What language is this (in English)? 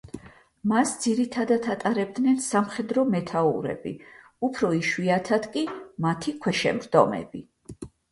Georgian